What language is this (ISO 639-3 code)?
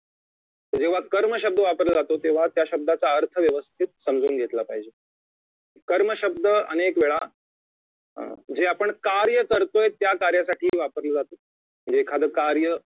mar